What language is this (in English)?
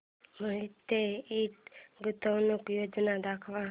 Marathi